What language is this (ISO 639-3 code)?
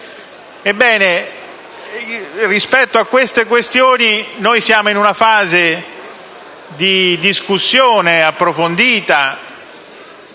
ita